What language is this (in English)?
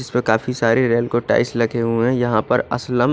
Hindi